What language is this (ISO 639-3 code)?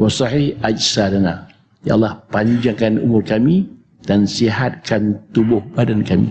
msa